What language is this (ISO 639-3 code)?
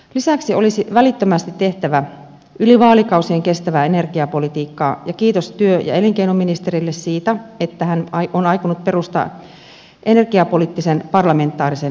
fin